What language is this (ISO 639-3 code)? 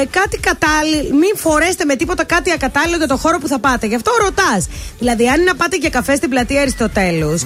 ell